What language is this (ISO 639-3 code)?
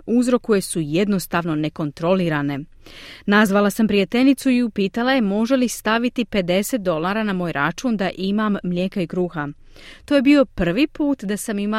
hrv